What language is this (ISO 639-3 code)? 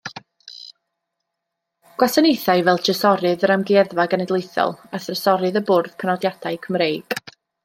cym